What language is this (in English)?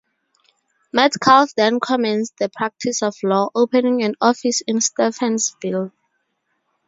English